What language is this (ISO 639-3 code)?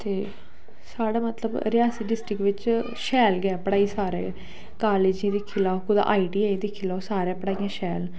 doi